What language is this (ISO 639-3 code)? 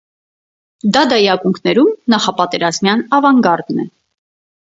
hye